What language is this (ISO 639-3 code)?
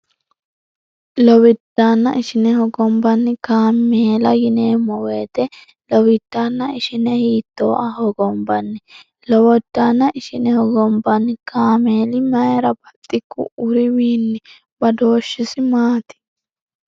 sid